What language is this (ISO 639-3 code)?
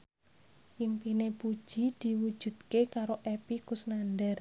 jav